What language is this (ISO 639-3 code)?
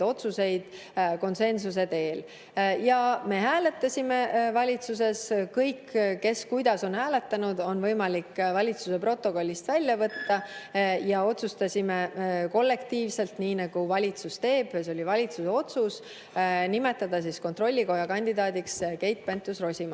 est